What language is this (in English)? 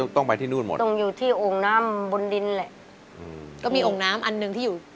Thai